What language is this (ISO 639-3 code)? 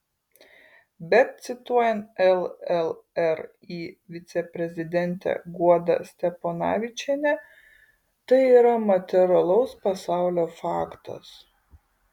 lit